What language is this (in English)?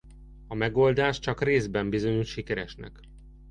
Hungarian